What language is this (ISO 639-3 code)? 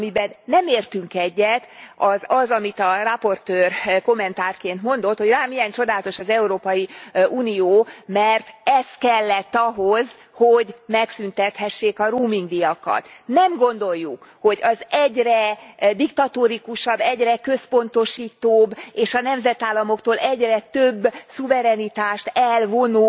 hun